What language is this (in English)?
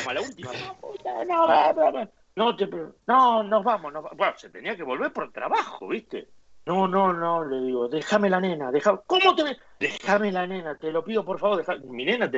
Spanish